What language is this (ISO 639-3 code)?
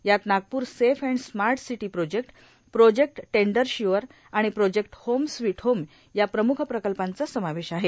mar